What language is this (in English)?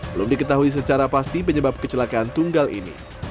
Indonesian